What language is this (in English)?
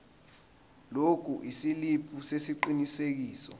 Zulu